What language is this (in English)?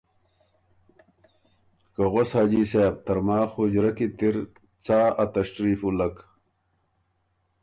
Ormuri